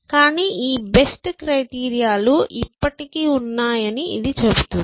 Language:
Telugu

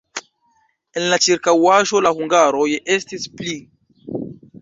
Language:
Esperanto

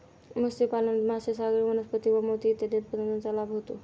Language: Marathi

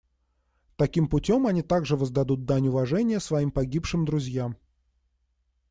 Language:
Russian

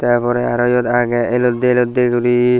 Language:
Chakma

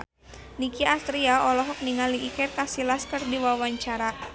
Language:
Sundanese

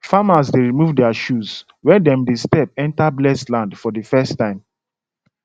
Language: Nigerian Pidgin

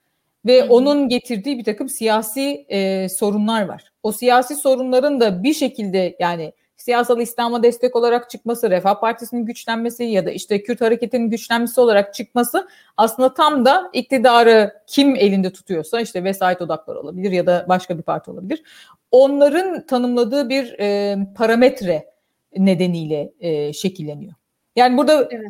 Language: Turkish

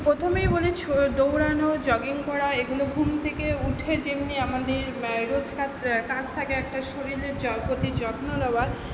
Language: Bangla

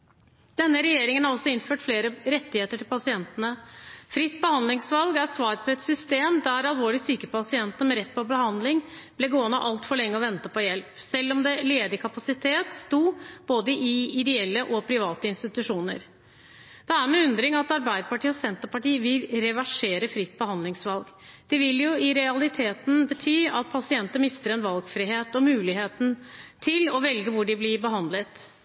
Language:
Norwegian Bokmål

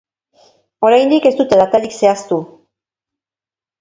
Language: Basque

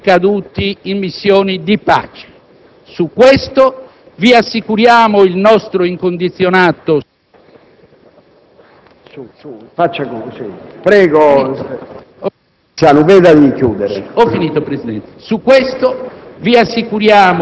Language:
Italian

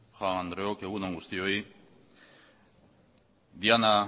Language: Basque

